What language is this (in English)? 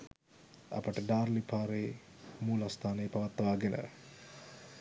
Sinhala